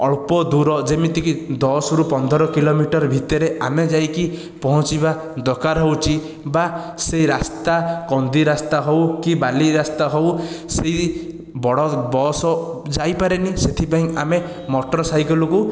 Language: Odia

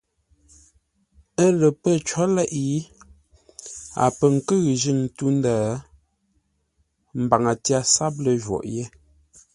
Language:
Ngombale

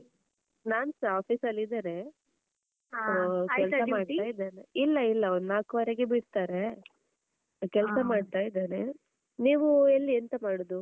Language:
Kannada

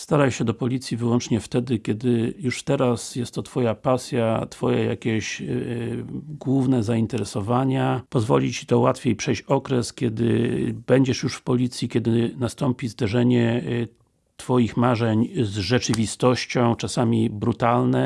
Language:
Polish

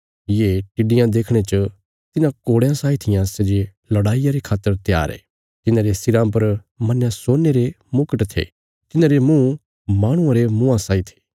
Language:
Bilaspuri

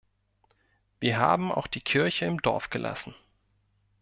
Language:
German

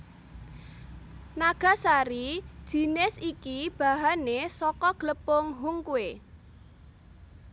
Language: Javanese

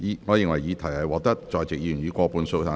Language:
Cantonese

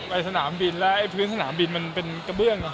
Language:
Thai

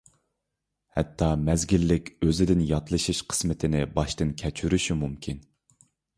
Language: Uyghur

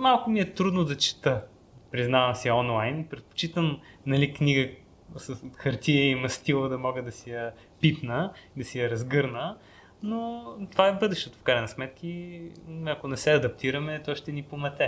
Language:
Bulgarian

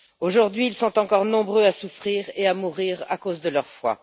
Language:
French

